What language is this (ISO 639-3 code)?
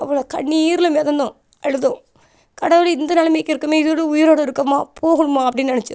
tam